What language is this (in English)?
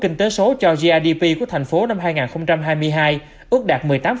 Vietnamese